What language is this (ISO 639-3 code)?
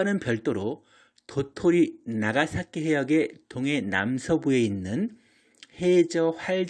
kor